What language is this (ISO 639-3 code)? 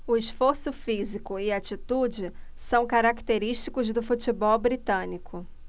por